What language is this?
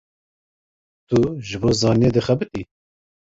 Kurdish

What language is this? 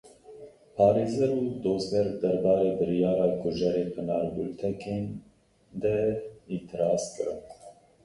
Kurdish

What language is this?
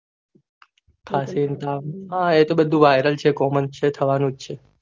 Gujarati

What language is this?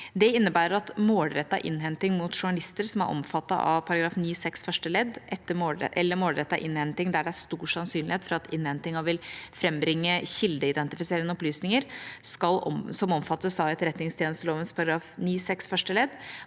Norwegian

